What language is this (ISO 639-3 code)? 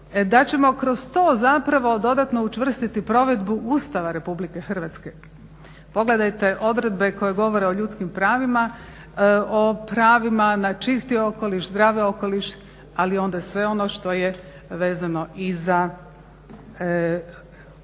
hrv